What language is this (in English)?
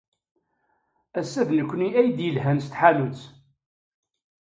Kabyle